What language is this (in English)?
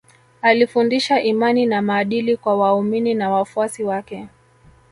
Swahili